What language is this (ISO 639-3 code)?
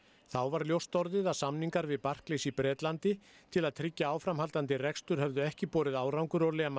isl